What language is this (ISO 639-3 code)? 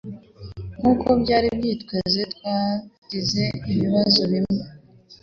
kin